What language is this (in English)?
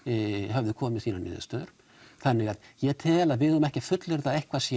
Icelandic